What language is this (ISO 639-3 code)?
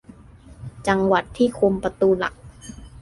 tha